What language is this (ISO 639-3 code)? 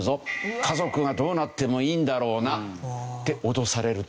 jpn